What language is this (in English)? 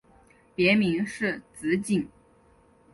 Chinese